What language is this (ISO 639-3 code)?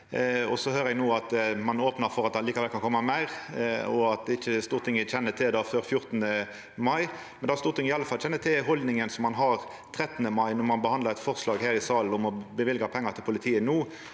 nor